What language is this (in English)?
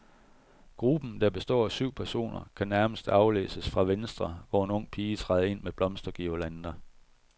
Danish